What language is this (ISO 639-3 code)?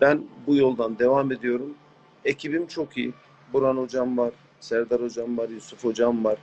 tur